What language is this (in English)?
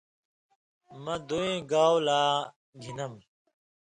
Indus Kohistani